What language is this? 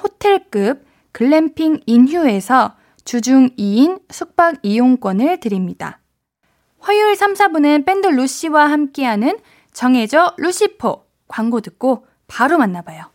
Korean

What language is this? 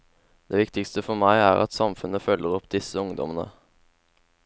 Norwegian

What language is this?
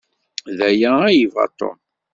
Kabyle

